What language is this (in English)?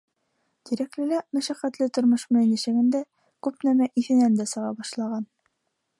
Bashkir